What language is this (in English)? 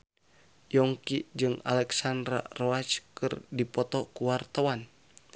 Sundanese